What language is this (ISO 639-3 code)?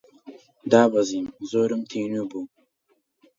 ckb